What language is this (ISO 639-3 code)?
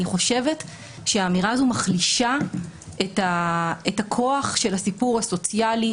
heb